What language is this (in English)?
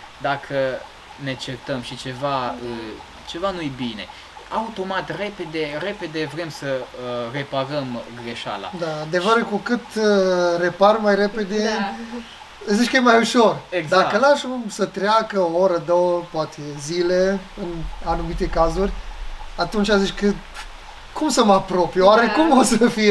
Romanian